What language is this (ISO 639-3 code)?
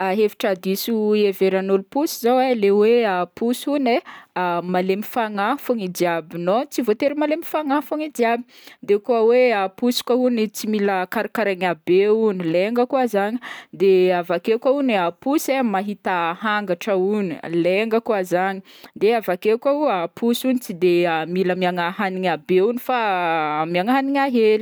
bmm